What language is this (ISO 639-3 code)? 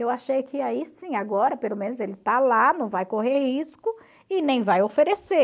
por